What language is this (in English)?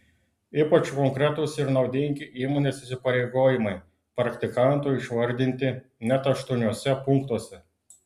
Lithuanian